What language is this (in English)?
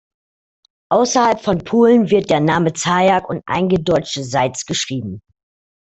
German